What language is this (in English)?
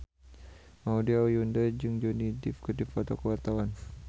Sundanese